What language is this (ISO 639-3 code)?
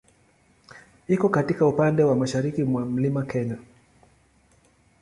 swa